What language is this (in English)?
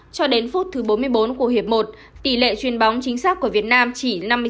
Vietnamese